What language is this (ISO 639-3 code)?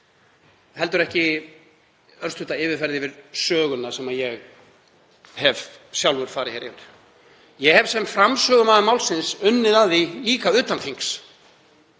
isl